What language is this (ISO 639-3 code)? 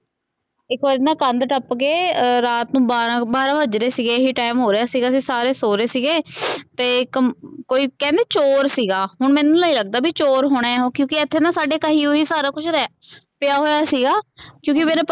pan